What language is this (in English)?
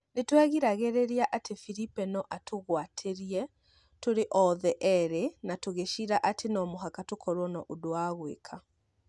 Kikuyu